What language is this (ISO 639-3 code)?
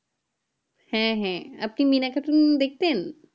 ben